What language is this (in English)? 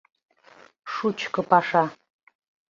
Mari